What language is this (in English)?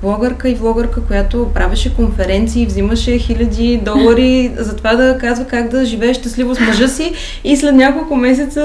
Bulgarian